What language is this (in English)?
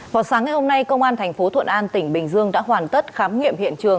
Vietnamese